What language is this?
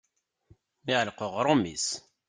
Kabyle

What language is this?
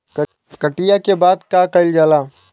Bhojpuri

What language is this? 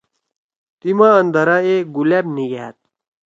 Torwali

